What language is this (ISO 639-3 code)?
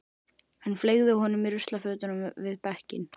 isl